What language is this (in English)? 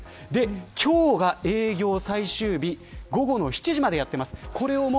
Japanese